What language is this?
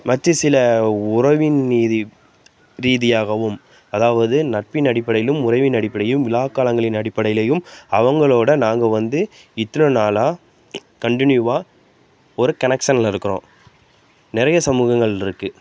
Tamil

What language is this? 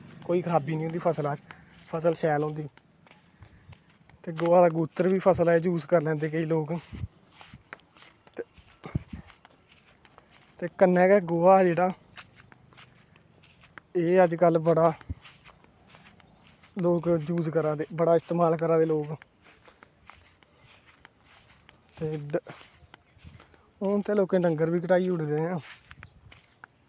Dogri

